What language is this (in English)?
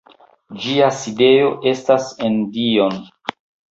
Esperanto